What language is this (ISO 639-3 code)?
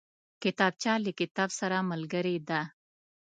pus